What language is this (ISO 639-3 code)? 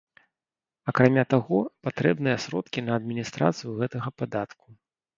bel